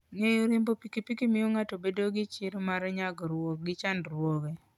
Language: Luo (Kenya and Tanzania)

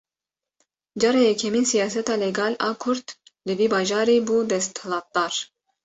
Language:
Kurdish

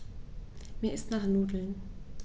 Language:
German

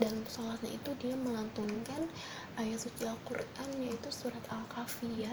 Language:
Indonesian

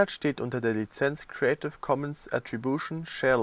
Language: German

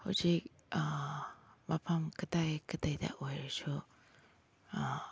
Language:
Manipuri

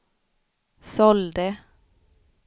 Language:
Swedish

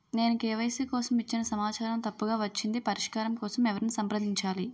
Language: Telugu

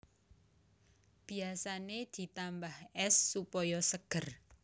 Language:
Javanese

